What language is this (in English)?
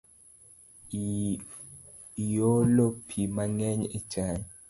Luo (Kenya and Tanzania)